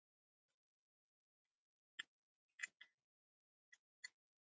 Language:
Icelandic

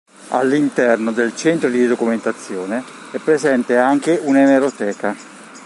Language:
Italian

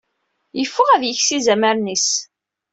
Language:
Kabyle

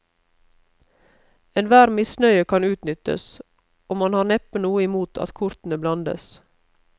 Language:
Norwegian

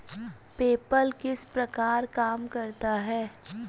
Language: Hindi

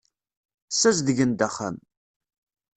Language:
Kabyle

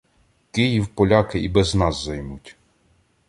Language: Ukrainian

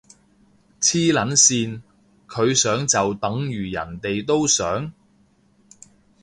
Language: Cantonese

